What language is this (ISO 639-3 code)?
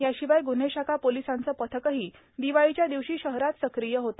mar